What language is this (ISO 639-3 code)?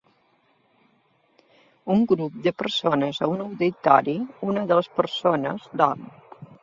cat